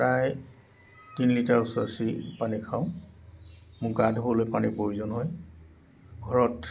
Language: Assamese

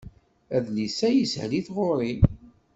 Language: Kabyle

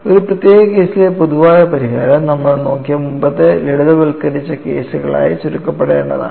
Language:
Malayalam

